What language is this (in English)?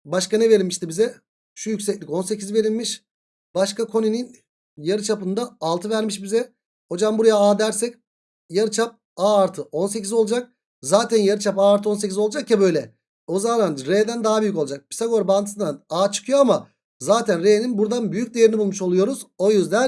Turkish